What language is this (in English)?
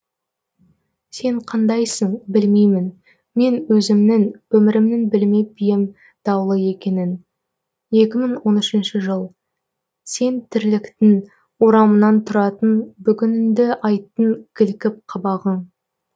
Kazakh